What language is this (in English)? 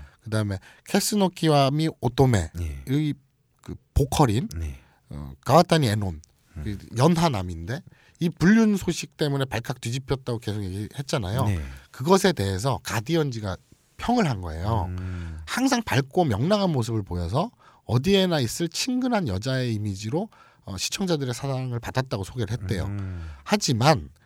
Korean